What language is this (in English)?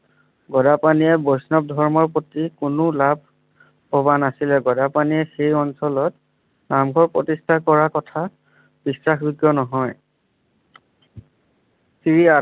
Assamese